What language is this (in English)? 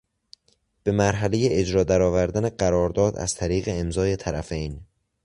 Persian